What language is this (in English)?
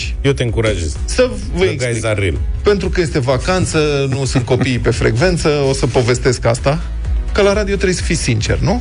Romanian